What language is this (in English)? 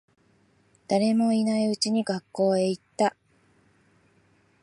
Japanese